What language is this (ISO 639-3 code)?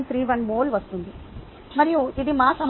tel